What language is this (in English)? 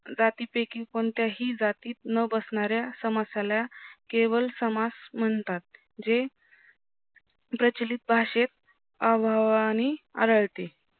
Marathi